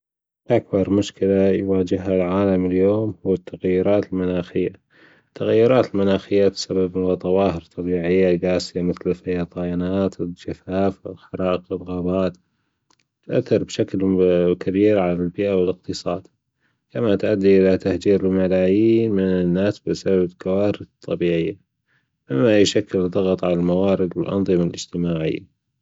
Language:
Gulf Arabic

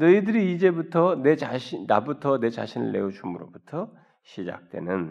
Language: Korean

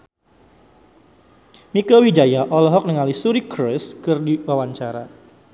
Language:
Sundanese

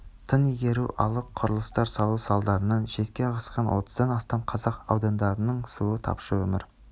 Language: Kazakh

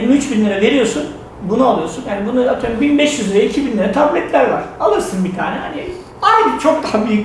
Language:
Turkish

